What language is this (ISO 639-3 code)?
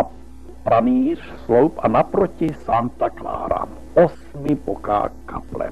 ces